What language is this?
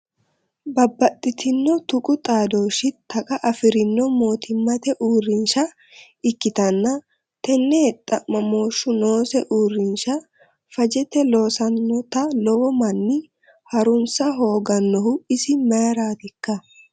Sidamo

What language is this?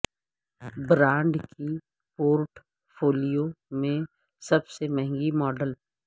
Urdu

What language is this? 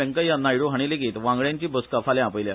Konkani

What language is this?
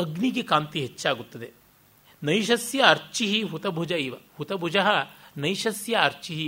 Kannada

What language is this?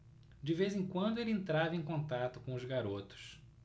Portuguese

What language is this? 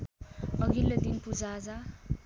Nepali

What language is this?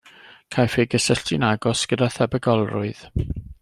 Welsh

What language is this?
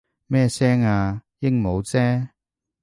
Cantonese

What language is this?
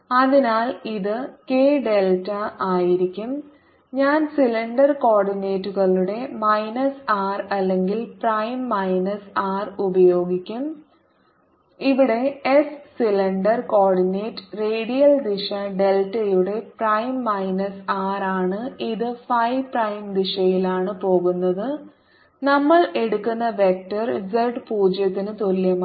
Malayalam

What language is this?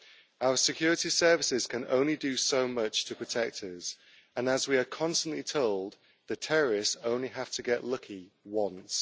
English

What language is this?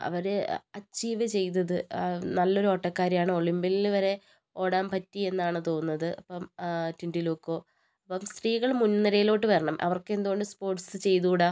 Malayalam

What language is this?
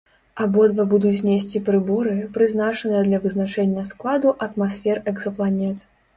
Belarusian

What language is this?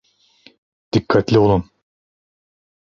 Turkish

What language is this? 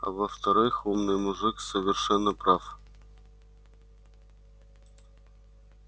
Russian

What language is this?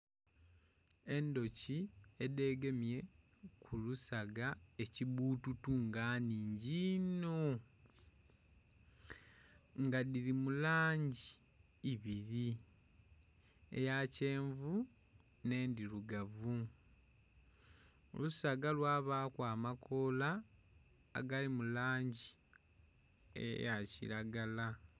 Soga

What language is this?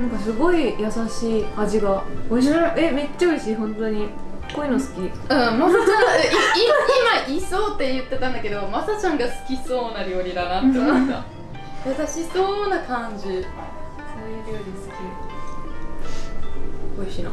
Japanese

